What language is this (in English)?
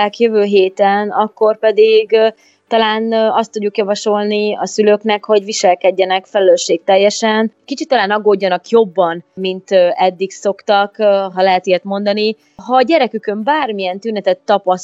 Hungarian